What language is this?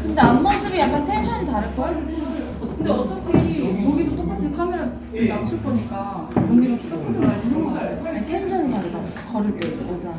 Korean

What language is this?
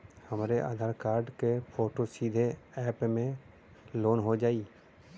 Bhojpuri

